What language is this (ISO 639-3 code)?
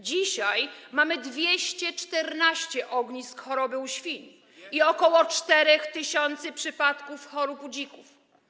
pol